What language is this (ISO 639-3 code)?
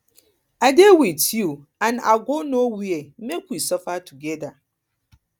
pcm